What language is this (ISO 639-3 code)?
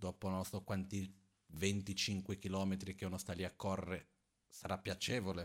ita